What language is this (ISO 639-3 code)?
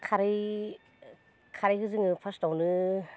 brx